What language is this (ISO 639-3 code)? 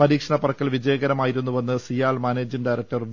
mal